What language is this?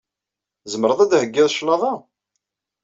Kabyle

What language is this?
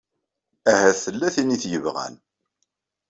Kabyle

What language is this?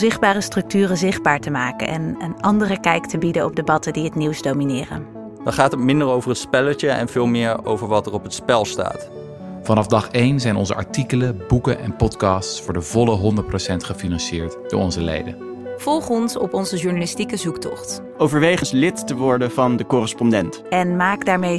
Dutch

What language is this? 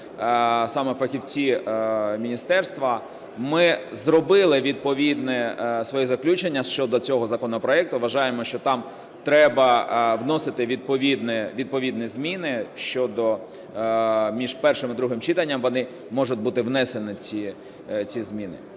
Ukrainian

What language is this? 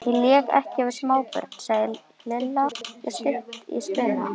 Icelandic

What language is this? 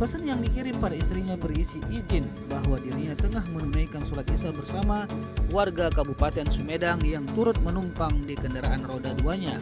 Indonesian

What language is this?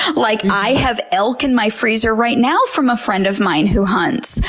English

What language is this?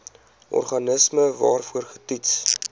Afrikaans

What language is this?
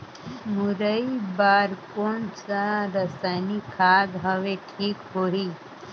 Chhattisgarhi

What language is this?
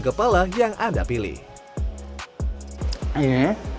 Indonesian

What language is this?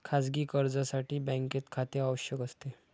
Marathi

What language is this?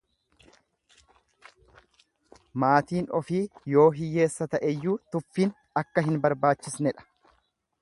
Oromo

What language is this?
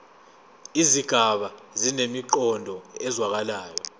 Zulu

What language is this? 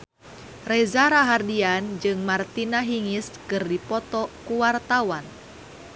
Sundanese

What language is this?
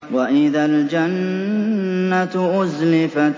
Arabic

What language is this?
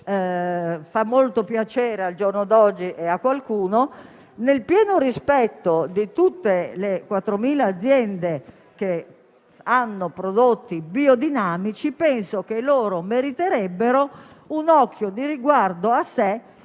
Italian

